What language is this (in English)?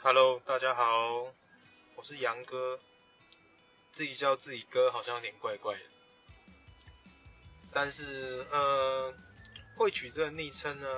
Chinese